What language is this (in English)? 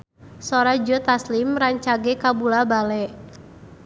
Sundanese